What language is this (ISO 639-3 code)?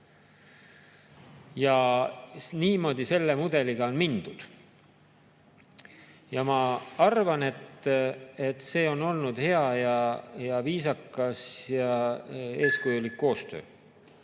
est